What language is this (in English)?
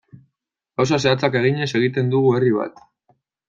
Basque